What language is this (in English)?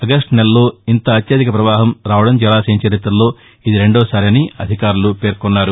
Telugu